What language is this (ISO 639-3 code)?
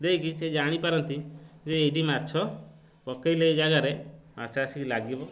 ori